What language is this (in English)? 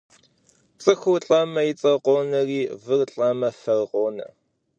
Kabardian